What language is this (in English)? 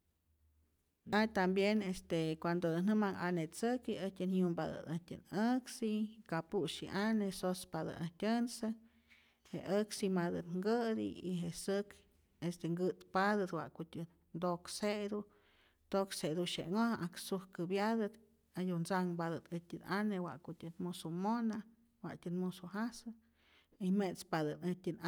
Rayón Zoque